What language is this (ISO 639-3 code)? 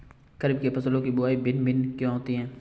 hin